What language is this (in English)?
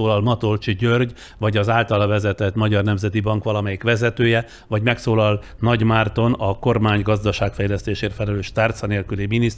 Hungarian